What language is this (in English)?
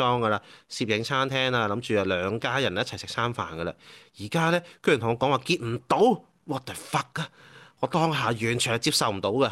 Chinese